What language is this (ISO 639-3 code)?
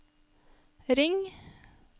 nor